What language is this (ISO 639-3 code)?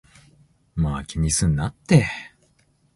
jpn